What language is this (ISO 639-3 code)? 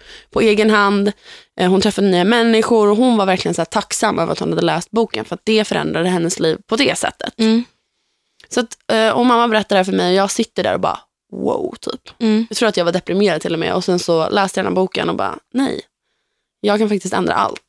swe